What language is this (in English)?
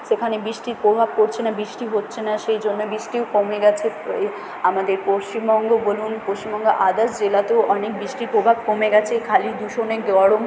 Bangla